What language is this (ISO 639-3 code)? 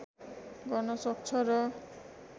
nep